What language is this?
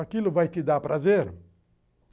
Portuguese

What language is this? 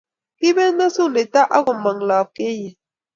Kalenjin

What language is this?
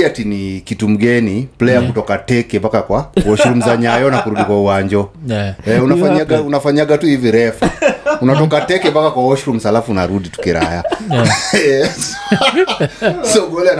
Swahili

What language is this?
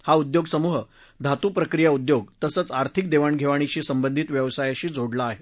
Marathi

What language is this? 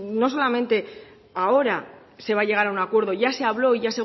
Spanish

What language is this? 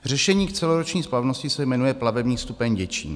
Czech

